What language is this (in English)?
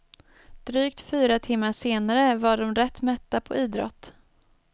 Swedish